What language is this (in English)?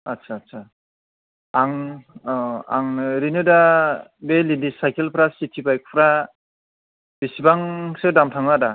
Bodo